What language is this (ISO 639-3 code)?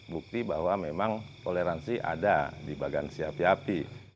ind